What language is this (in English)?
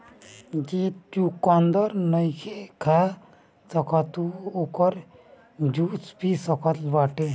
Bhojpuri